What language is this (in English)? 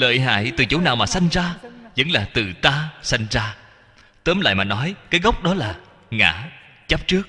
Vietnamese